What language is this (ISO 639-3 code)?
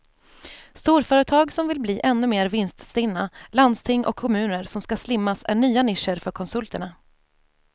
swe